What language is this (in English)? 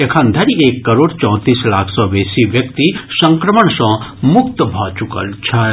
Maithili